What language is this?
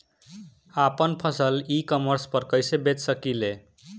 Bhojpuri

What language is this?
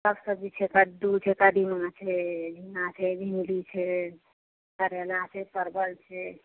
Maithili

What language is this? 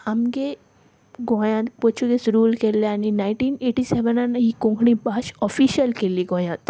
Konkani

